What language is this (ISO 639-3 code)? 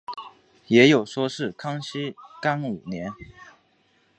zho